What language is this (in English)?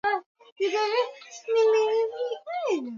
Swahili